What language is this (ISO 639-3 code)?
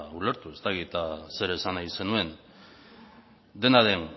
eus